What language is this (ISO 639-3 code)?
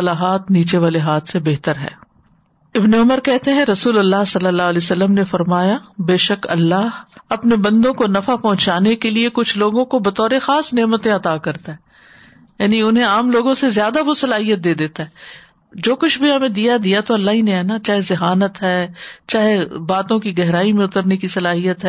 urd